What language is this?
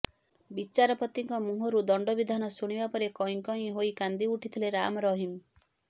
Odia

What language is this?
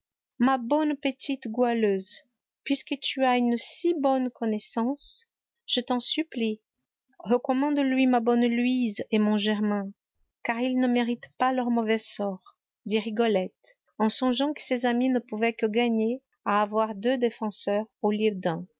French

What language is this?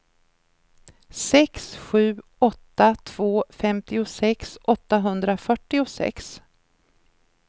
Swedish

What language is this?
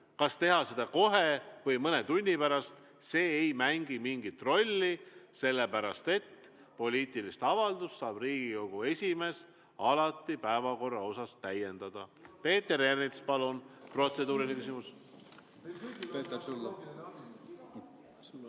Estonian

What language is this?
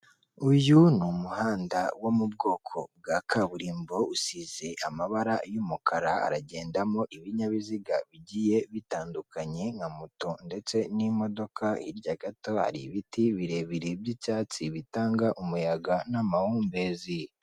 Kinyarwanda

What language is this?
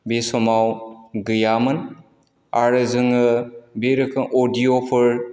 Bodo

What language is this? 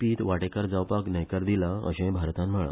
Konkani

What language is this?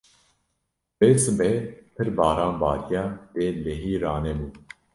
Kurdish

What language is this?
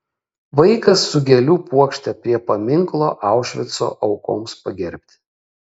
Lithuanian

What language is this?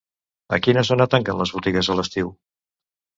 Catalan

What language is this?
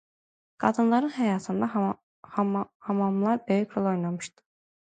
Azerbaijani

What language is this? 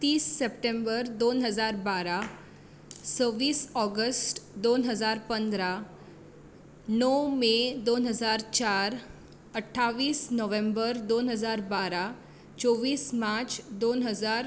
Konkani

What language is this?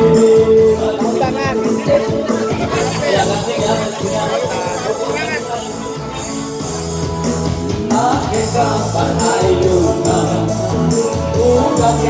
Indonesian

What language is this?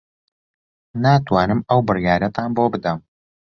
Central Kurdish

